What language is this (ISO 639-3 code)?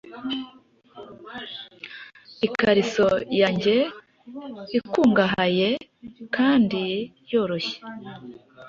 kin